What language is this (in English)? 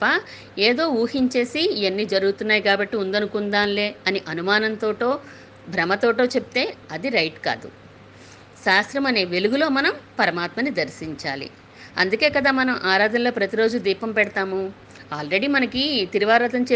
Telugu